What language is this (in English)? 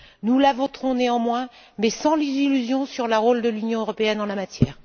French